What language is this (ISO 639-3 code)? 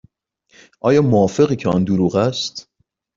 fas